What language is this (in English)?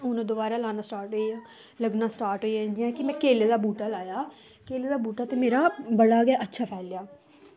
Dogri